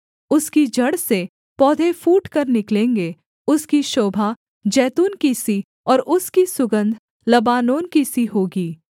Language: Hindi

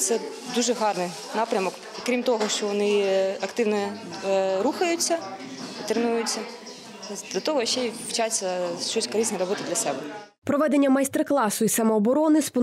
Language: Ukrainian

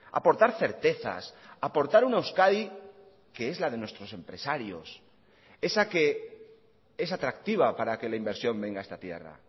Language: Spanish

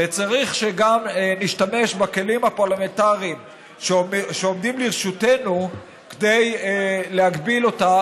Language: Hebrew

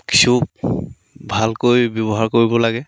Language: Assamese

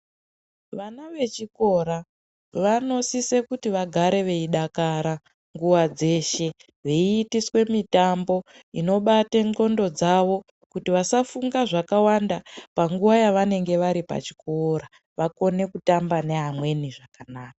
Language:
Ndau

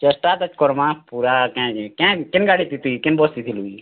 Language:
Odia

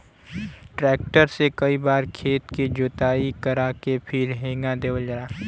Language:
Bhojpuri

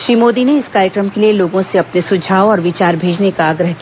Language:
Hindi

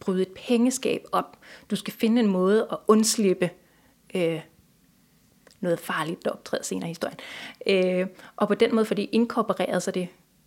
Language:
Danish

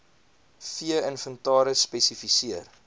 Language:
Afrikaans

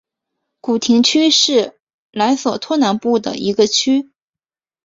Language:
Chinese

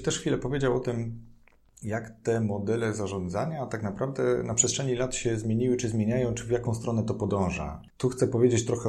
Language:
Polish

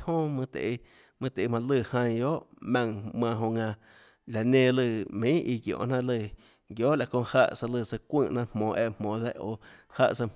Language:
Tlacoatzintepec Chinantec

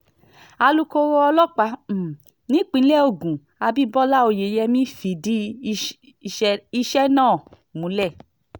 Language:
Yoruba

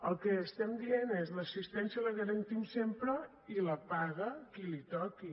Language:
Catalan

